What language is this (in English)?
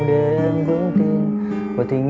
Vietnamese